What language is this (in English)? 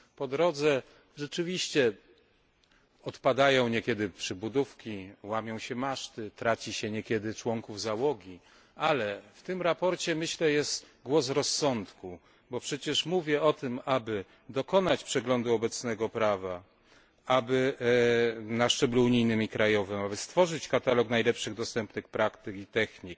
Polish